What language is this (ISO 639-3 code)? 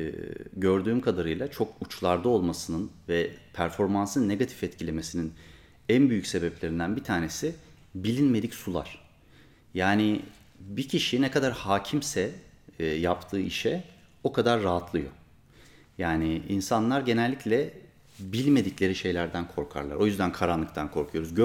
tur